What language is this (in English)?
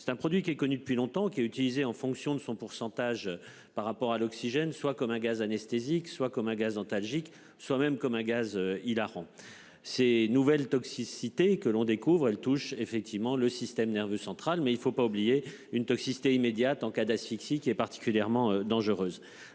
French